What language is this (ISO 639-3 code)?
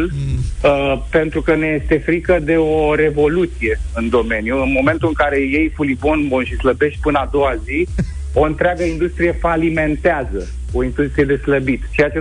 ron